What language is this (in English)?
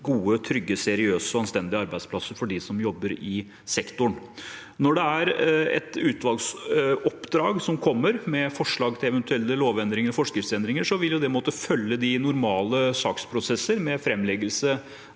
Norwegian